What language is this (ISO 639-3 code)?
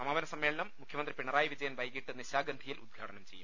mal